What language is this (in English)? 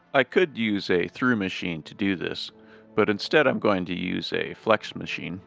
English